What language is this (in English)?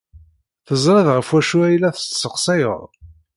Kabyle